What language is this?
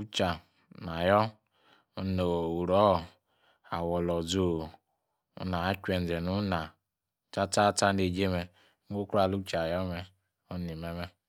Yace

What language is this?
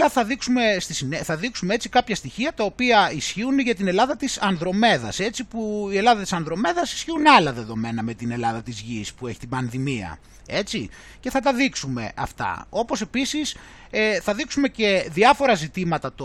Greek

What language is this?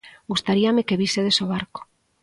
Galician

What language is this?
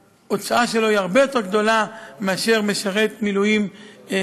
Hebrew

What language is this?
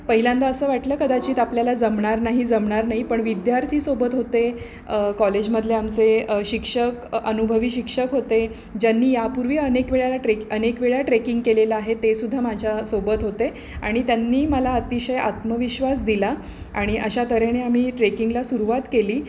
Marathi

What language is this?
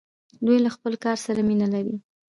Pashto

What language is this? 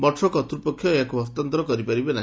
Odia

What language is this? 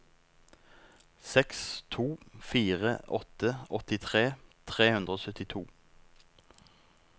Norwegian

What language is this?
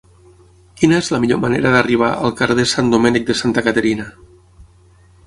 Catalan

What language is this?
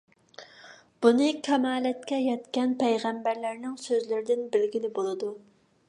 Uyghur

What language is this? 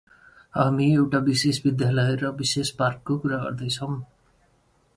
English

